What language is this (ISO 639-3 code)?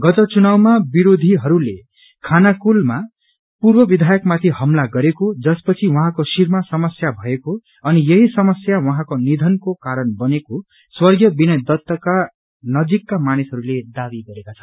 nep